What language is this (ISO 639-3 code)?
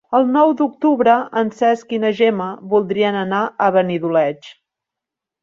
cat